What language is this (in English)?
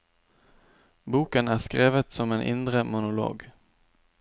Norwegian